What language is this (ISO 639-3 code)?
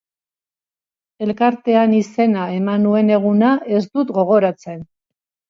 eus